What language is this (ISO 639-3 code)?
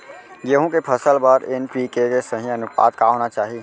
hne